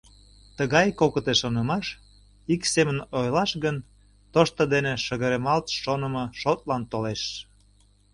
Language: Mari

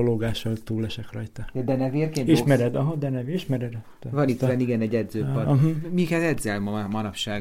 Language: Hungarian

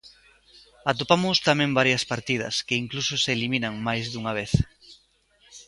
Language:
Galician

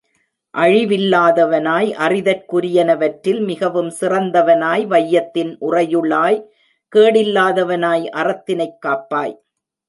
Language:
Tamil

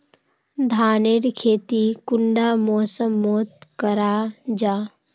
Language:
Magahi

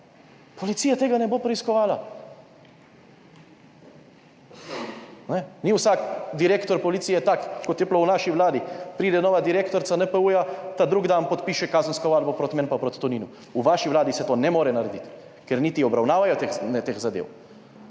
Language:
Slovenian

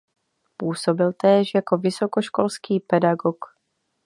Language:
Czech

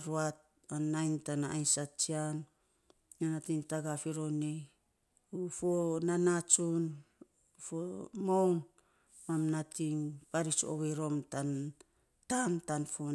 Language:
Saposa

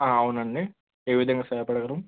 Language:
Telugu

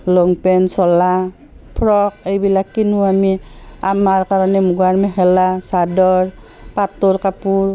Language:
Assamese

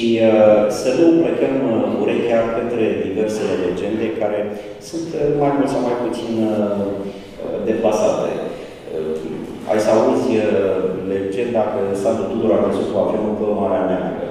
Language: Romanian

